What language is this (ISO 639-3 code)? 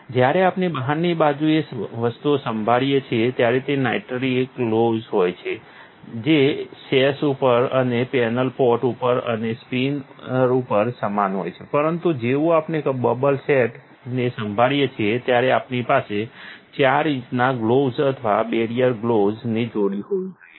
guj